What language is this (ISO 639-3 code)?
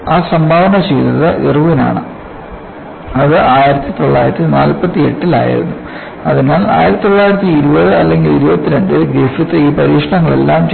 mal